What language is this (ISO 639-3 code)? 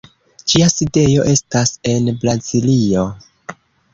epo